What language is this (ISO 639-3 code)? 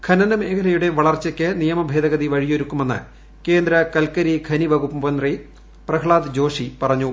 mal